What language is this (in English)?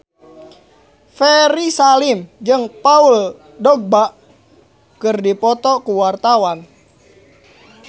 Sundanese